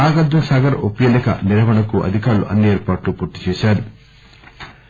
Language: Telugu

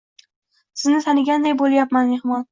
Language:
Uzbek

